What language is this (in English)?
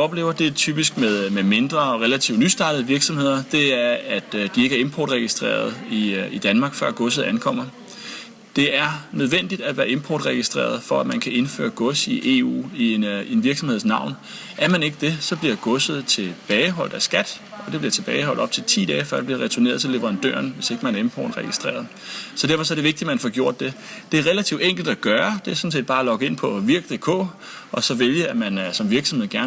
Danish